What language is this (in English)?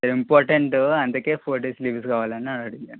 Telugu